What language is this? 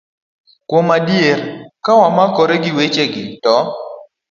Luo (Kenya and Tanzania)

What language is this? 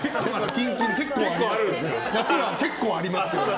Japanese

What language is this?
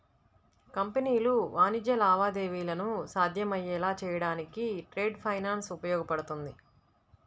Telugu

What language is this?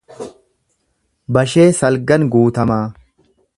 Oromo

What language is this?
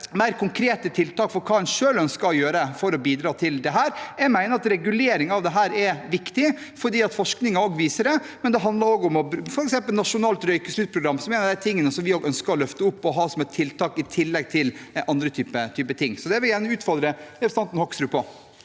Norwegian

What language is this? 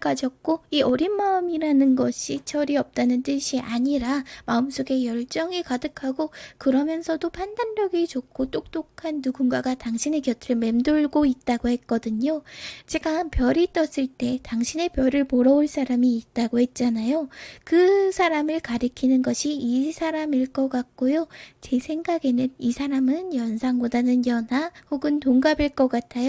Korean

